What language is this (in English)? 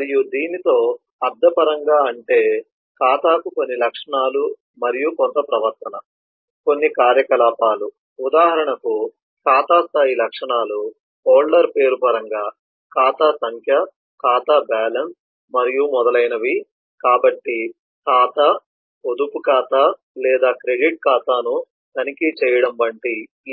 Telugu